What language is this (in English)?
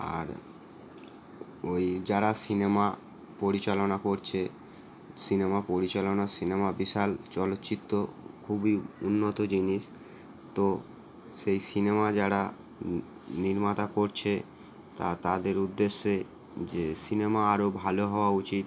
Bangla